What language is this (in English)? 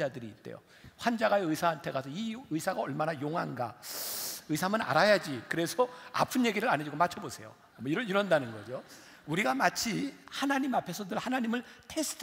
Korean